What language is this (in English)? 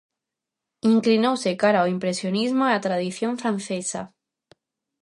Galician